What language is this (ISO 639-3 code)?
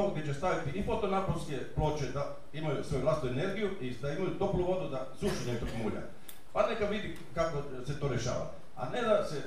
hrv